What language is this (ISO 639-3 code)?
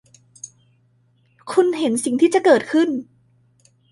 tha